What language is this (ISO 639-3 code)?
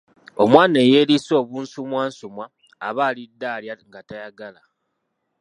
lug